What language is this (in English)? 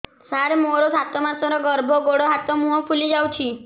Odia